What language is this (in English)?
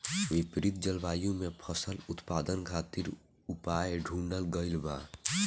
Bhojpuri